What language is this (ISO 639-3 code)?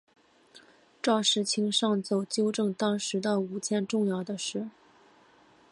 zho